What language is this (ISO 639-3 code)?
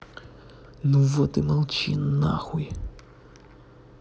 rus